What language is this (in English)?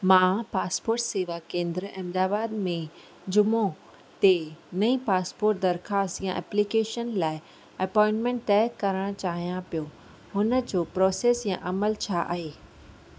Sindhi